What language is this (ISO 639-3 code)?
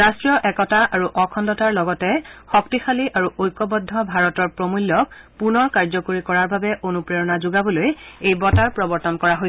asm